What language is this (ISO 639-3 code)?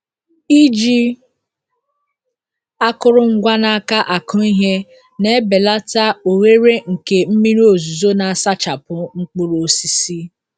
ibo